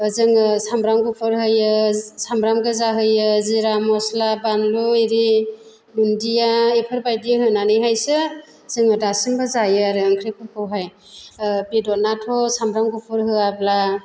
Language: Bodo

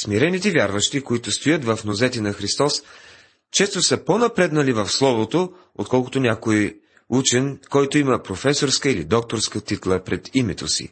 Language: Bulgarian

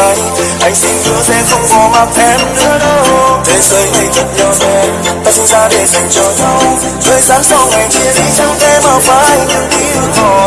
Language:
Vietnamese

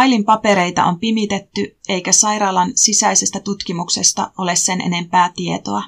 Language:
Finnish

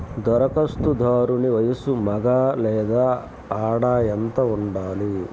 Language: Telugu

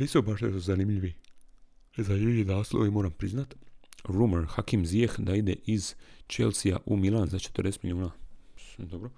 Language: Croatian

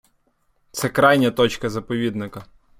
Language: Ukrainian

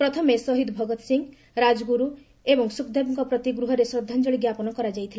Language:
Odia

